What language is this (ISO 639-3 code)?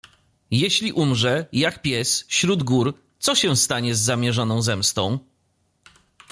pol